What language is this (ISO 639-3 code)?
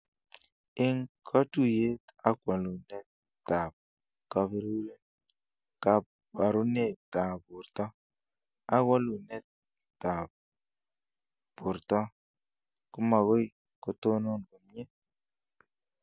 kln